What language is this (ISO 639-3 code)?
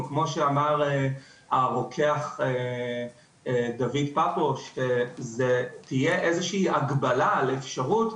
heb